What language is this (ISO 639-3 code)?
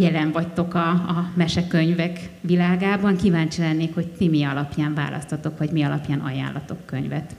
hun